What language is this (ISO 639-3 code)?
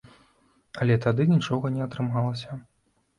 bel